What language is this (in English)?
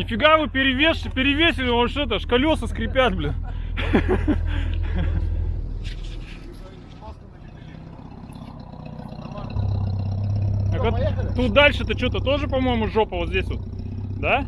Russian